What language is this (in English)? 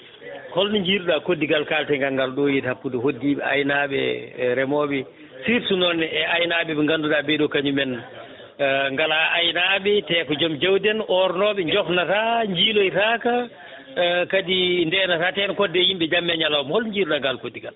Fula